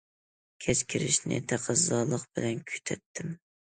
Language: Uyghur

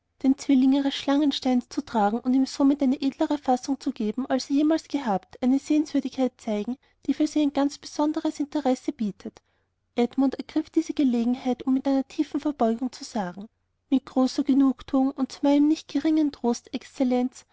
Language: German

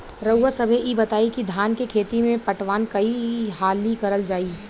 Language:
Bhojpuri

